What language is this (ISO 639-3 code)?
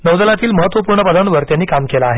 mar